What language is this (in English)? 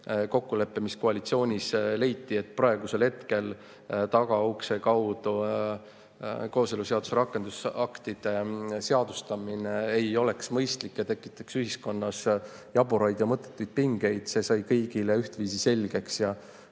Estonian